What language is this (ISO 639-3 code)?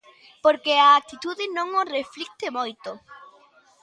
glg